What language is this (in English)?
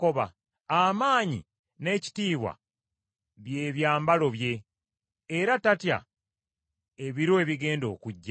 Ganda